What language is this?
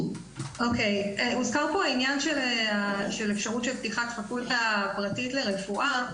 Hebrew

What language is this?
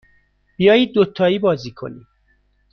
Persian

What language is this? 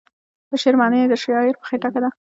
Pashto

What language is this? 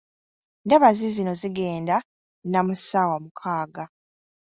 Ganda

